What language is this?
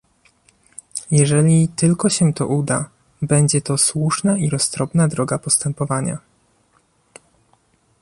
Polish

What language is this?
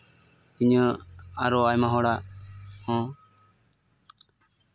Santali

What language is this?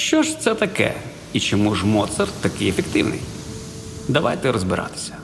Ukrainian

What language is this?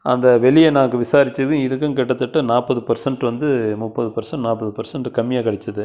Tamil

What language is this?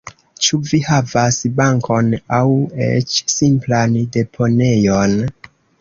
Esperanto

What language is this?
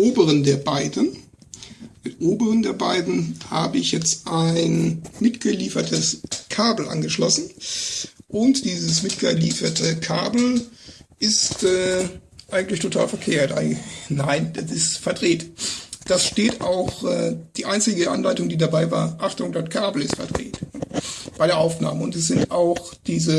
German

